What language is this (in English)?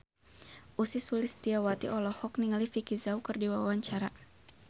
Sundanese